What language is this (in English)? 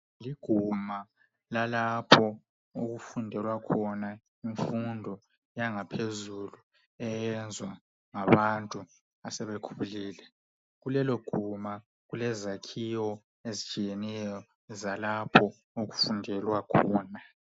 North Ndebele